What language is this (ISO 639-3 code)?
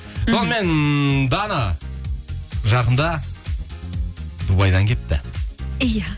kaz